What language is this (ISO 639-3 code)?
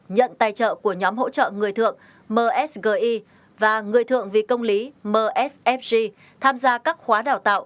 vie